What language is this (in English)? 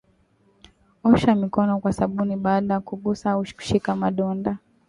Swahili